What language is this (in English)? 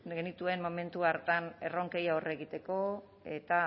Basque